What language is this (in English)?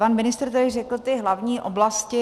Czech